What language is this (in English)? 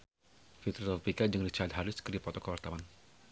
Sundanese